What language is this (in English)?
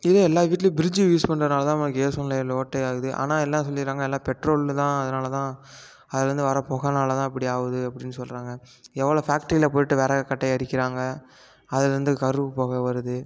Tamil